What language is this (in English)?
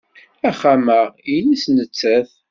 Kabyle